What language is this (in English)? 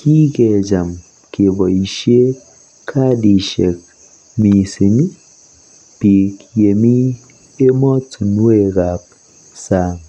Kalenjin